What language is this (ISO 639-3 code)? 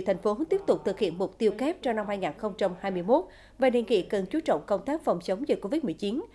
vie